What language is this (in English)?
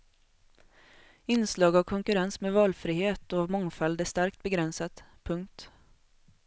Swedish